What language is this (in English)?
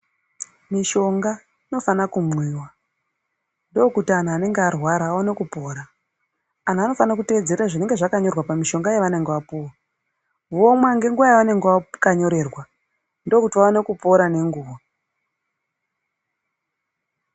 Ndau